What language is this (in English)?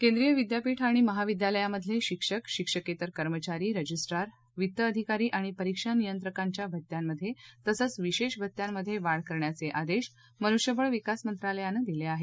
Marathi